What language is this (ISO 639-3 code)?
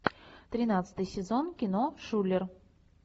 rus